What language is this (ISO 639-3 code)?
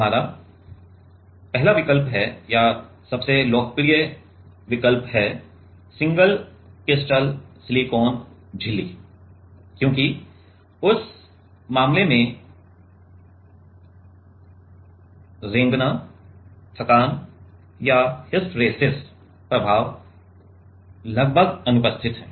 hin